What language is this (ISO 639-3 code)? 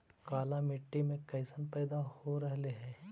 mag